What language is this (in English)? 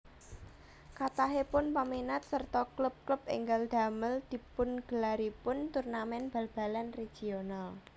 Javanese